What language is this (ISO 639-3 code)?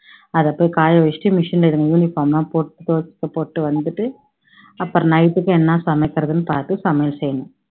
tam